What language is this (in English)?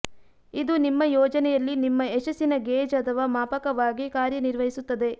Kannada